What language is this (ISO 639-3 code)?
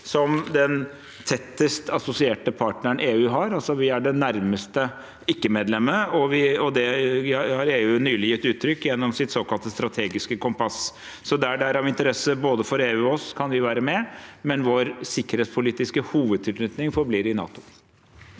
nor